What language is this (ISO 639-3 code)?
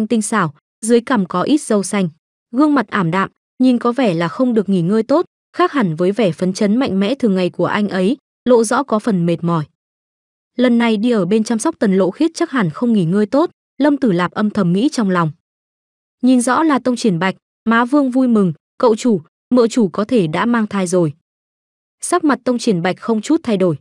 vie